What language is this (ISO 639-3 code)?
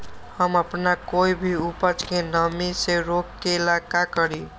mag